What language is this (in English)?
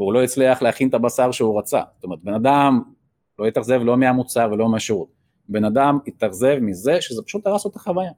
Hebrew